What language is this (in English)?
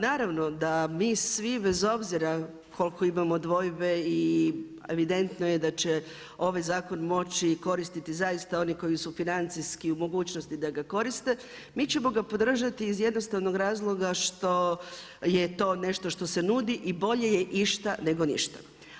Croatian